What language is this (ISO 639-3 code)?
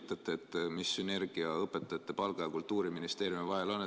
est